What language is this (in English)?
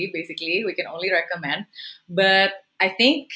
Indonesian